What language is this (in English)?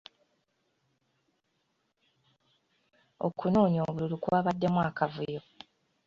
Ganda